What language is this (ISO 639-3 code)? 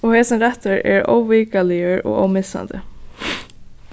fao